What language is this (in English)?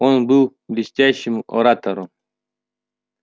Russian